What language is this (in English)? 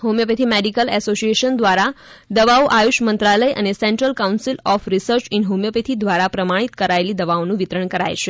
Gujarati